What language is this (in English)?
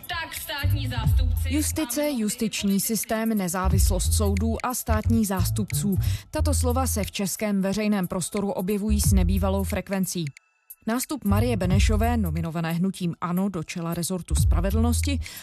Czech